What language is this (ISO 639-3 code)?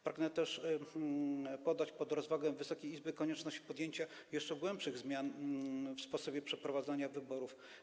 pol